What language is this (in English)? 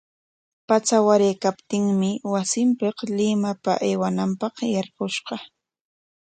Corongo Ancash Quechua